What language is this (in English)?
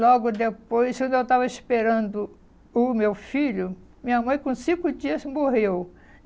Portuguese